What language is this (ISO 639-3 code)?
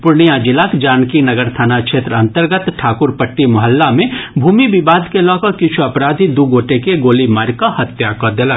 mai